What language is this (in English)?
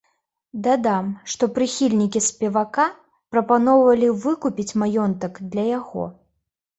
Belarusian